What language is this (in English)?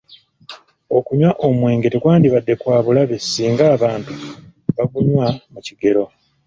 Ganda